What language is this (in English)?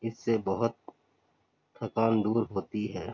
Urdu